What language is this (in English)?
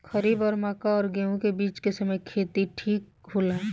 Bhojpuri